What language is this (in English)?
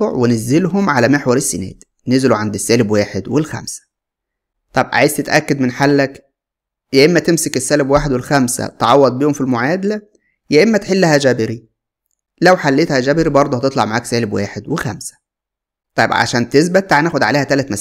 Arabic